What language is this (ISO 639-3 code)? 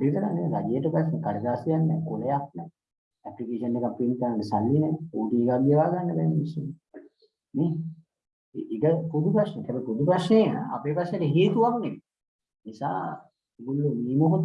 sin